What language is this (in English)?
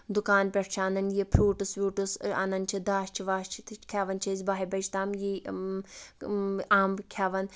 Kashmiri